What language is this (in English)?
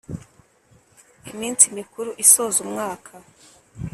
Kinyarwanda